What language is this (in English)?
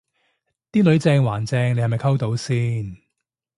Cantonese